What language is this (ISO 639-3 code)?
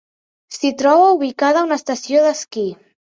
cat